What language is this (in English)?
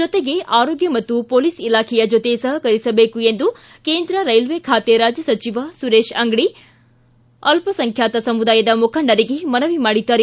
Kannada